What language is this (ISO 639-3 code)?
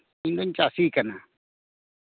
sat